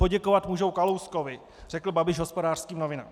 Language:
Czech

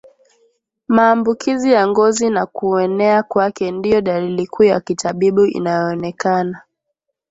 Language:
Swahili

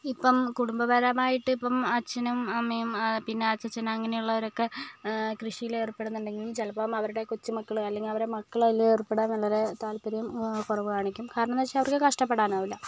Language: Malayalam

